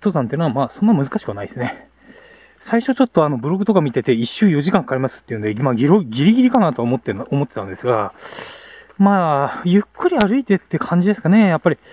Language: Japanese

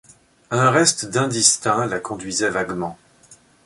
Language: French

